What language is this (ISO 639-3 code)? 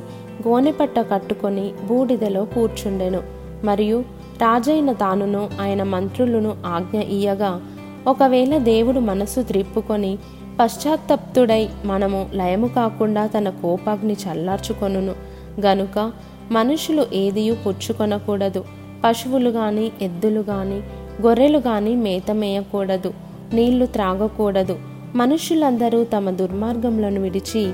tel